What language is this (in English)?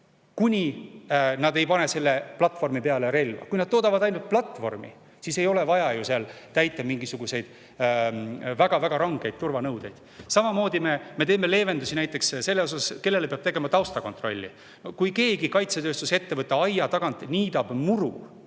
Estonian